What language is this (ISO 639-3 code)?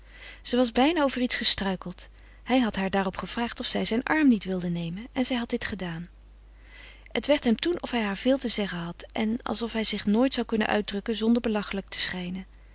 nld